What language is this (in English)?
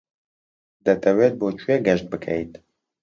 Central Kurdish